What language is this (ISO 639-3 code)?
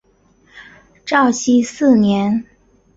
zho